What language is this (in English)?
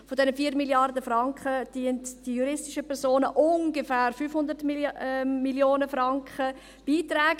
Swiss German